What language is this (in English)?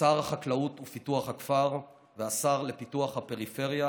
Hebrew